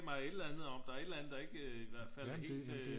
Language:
Danish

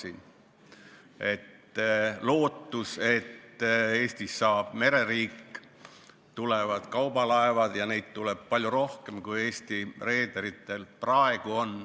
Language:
Estonian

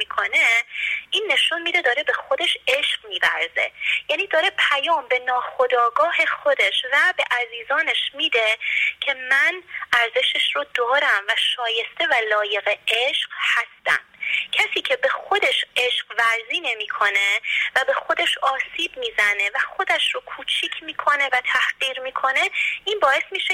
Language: Persian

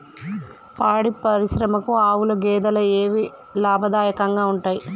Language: Telugu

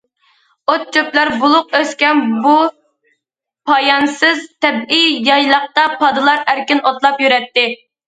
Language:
Uyghur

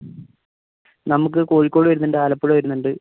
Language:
Malayalam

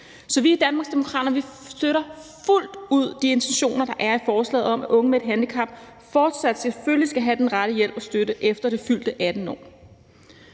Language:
Danish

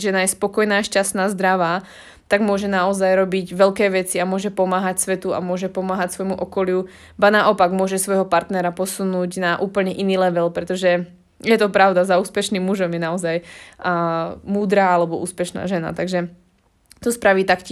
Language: Slovak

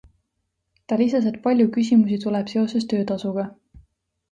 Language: Estonian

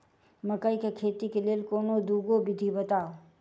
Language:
Maithili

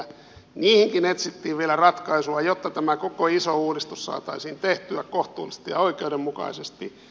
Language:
Finnish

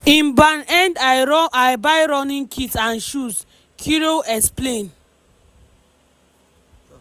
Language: Nigerian Pidgin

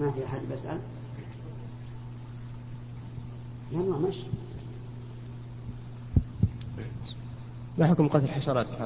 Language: Arabic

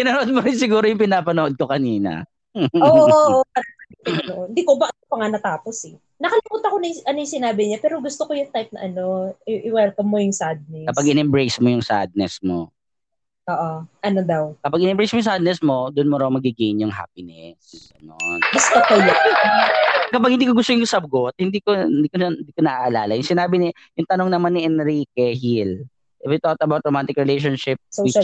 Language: Filipino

